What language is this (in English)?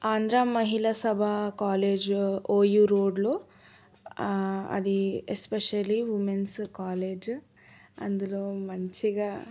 Telugu